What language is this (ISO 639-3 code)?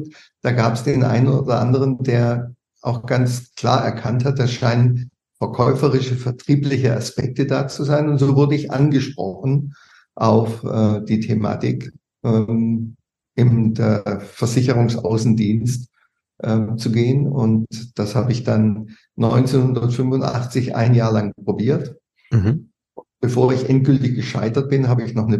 deu